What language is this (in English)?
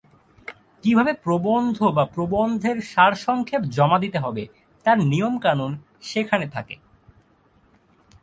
Bangla